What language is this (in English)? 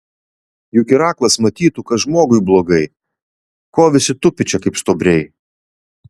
Lithuanian